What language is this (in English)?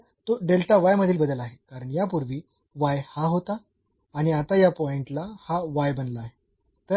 Marathi